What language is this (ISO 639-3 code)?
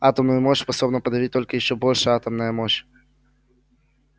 rus